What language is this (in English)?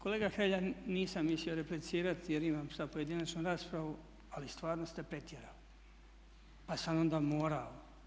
Croatian